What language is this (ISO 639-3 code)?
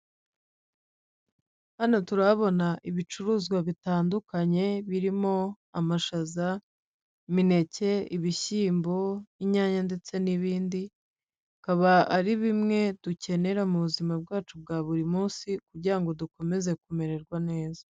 kin